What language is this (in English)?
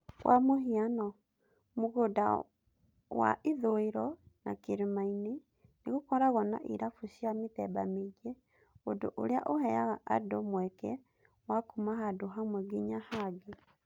Kikuyu